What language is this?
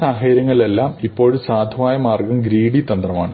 Malayalam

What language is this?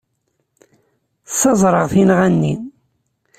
Kabyle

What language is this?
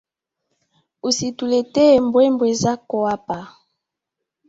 Swahili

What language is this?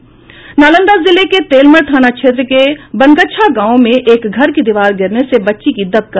Hindi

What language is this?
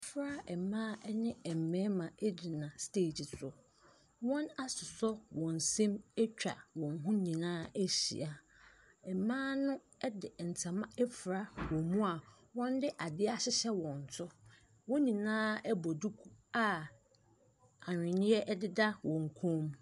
Akan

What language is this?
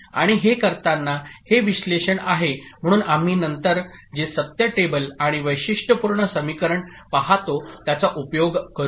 Marathi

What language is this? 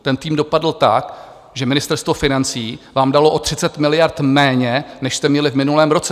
Czech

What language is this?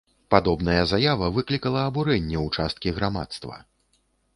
Belarusian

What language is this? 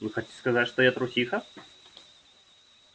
Russian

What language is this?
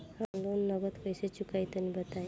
Bhojpuri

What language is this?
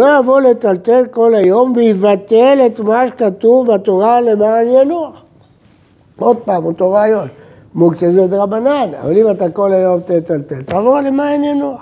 Hebrew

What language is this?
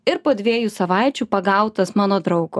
Lithuanian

